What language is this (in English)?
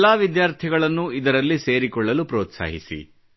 Kannada